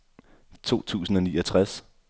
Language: Danish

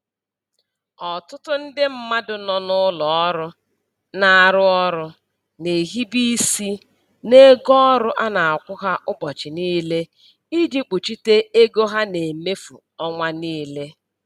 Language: Igbo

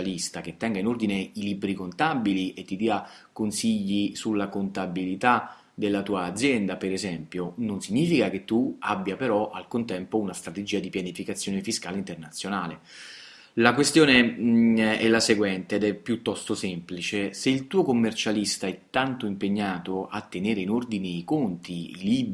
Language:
Italian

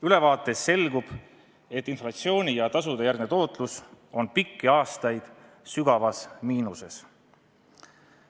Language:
Estonian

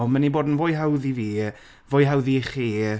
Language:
Welsh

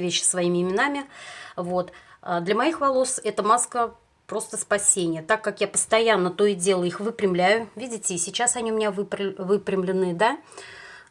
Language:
Russian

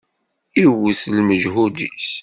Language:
Kabyle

